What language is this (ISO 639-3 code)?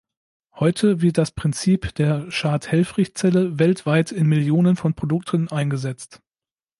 deu